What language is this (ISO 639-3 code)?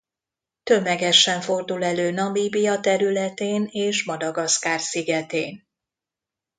hun